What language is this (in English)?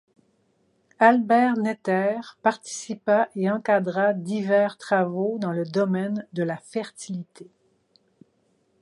French